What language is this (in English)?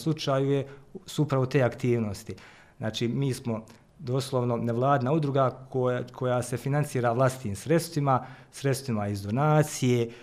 Croatian